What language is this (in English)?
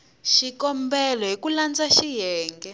Tsonga